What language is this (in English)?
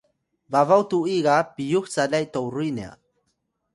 Atayal